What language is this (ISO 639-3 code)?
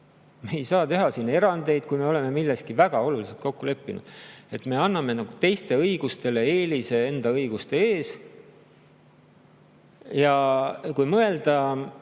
est